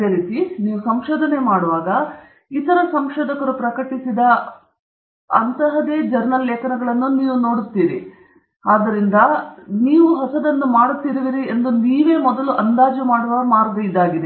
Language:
Kannada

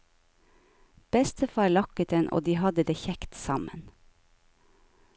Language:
Norwegian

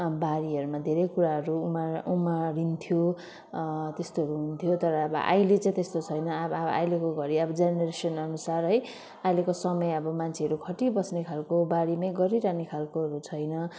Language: Nepali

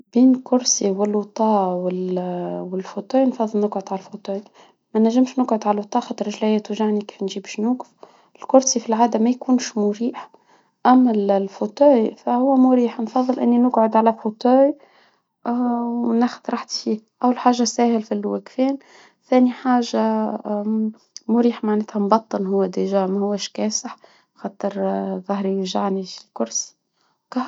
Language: Tunisian Arabic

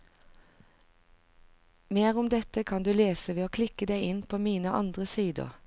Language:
Norwegian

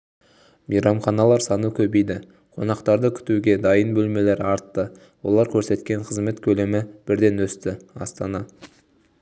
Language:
Kazakh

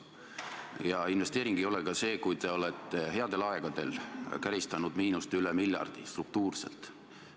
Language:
Estonian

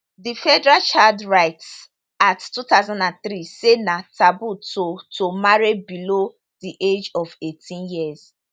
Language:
Nigerian Pidgin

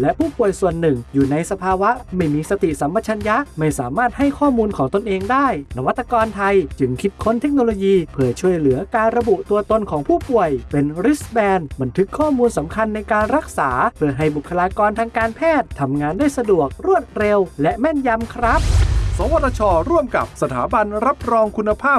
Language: Thai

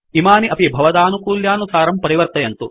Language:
Sanskrit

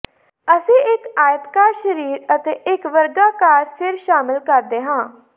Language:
Punjabi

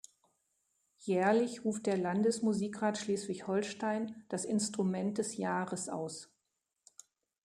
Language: German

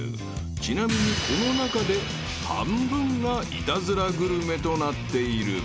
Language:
Japanese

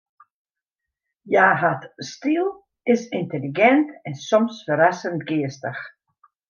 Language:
Western Frisian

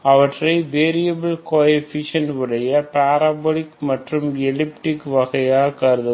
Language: Tamil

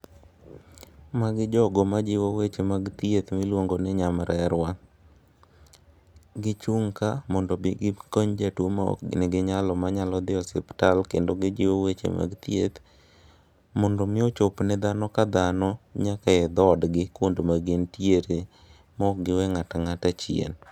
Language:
Luo (Kenya and Tanzania)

